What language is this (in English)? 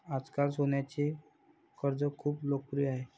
Marathi